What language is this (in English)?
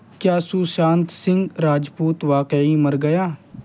Urdu